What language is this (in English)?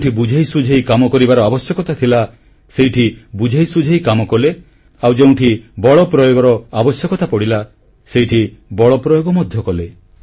Odia